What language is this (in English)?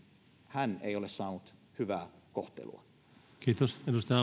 Finnish